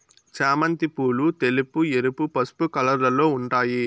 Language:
Telugu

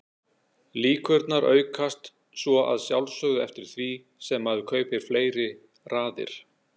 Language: Icelandic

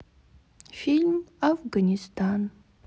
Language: Russian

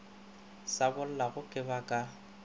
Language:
Northern Sotho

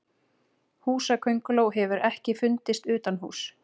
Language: Icelandic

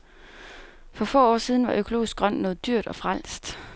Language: Danish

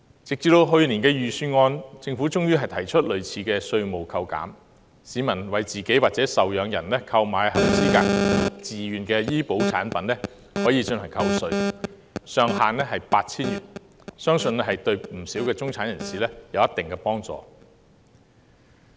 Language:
Cantonese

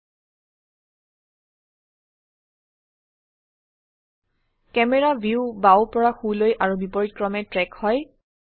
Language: Assamese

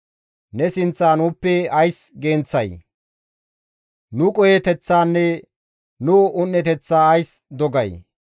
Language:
Gamo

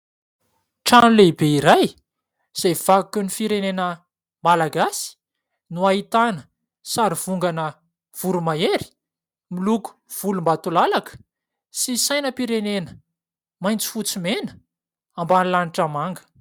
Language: Malagasy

